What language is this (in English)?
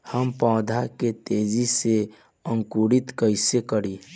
Bhojpuri